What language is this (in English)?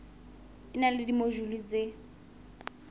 Southern Sotho